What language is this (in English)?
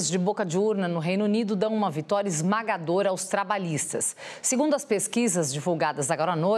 Portuguese